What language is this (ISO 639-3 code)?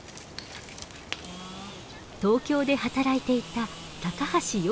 jpn